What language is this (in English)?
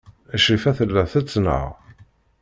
Kabyle